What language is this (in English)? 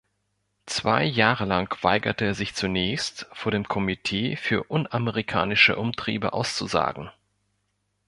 German